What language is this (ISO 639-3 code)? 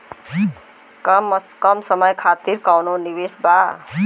bho